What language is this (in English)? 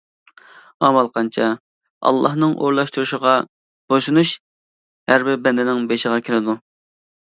Uyghur